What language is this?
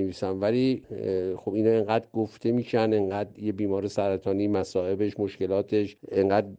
Persian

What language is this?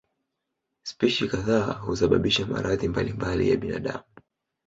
Swahili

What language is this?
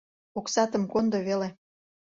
Mari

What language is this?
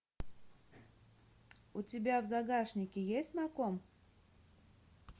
Russian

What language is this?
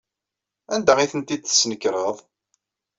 Kabyle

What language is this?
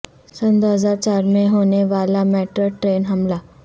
Urdu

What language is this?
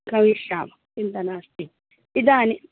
Sanskrit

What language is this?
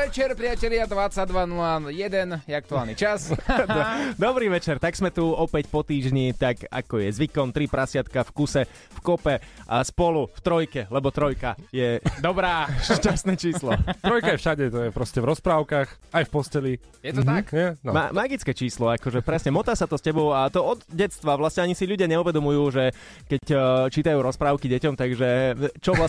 Slovak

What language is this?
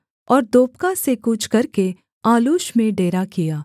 Hindi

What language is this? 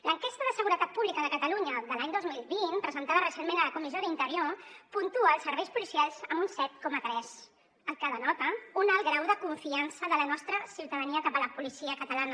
Catalan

